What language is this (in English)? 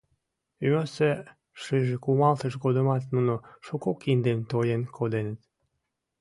Mari